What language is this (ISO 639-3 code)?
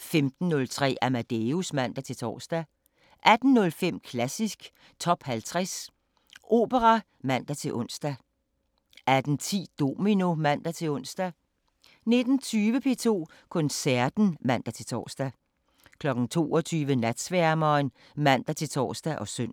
dan